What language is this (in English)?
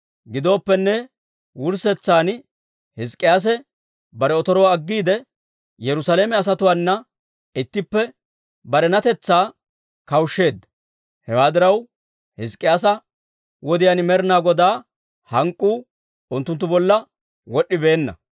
Dawro